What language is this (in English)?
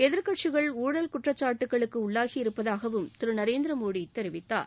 Tamil